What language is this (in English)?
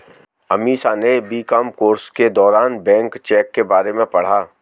Hindi